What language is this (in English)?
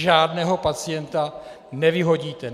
Czech